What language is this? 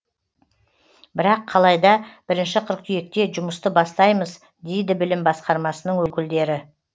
Kazakh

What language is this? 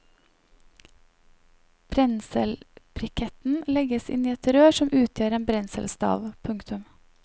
Norwegian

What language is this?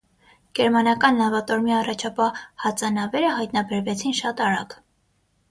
Armenian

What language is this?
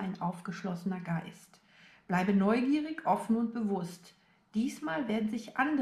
German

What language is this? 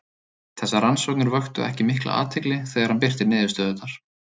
Icelandic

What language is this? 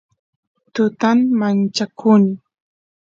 Santiago del Estero Quichua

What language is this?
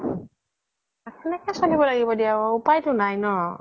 Assamese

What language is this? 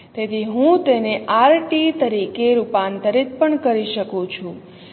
Gujarati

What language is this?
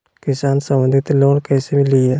Magahi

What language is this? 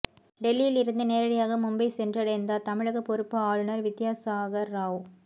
Tamil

